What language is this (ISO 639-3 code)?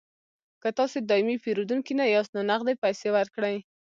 pus